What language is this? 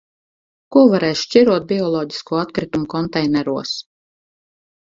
Latvian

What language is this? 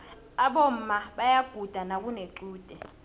South Ndebele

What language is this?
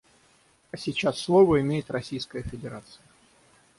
Russian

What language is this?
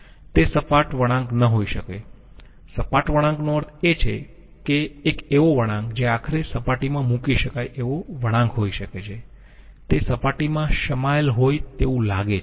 Gujarati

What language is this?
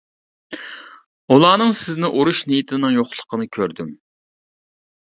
Uyghur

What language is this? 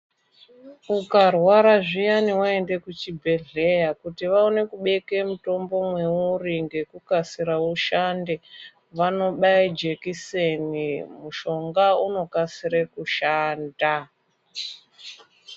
Ndau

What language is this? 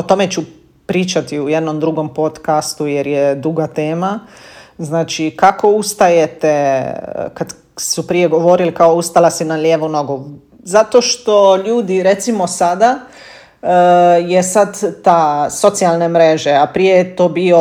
Croatian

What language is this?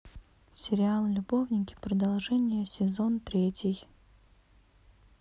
Russian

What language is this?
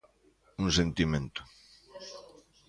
Galician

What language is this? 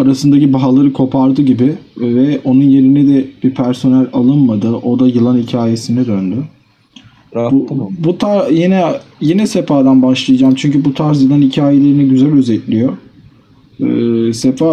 Turkish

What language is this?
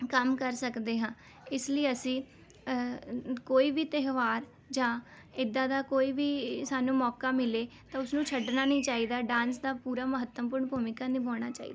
Punjabi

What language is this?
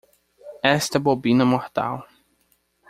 Portuguese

